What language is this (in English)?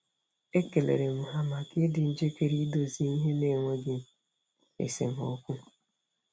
Igbo